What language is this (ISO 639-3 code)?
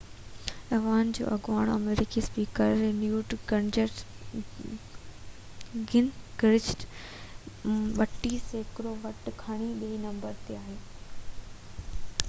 snd